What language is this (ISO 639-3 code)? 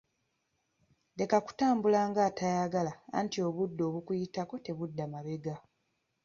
lug